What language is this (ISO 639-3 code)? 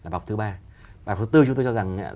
vie